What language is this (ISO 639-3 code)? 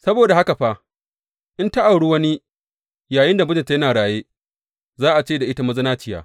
hau